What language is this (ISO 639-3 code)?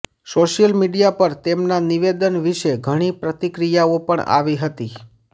guj